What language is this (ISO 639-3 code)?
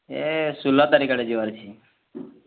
ori